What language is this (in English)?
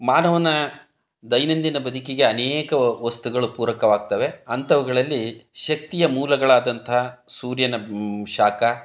Kannada